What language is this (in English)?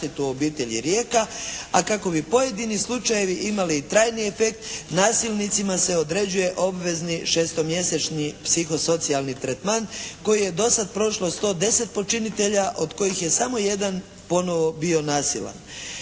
Croatian